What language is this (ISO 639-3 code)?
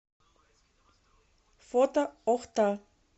rus